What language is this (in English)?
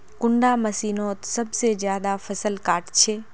Magahi